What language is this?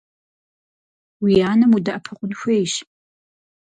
Kabardian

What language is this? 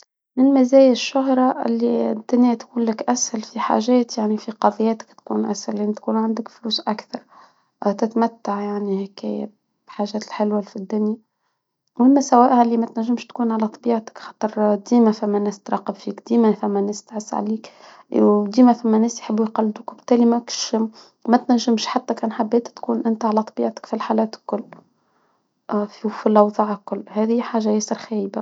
Tunisian Arabic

